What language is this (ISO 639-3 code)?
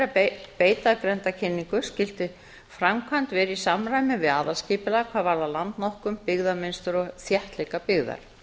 isl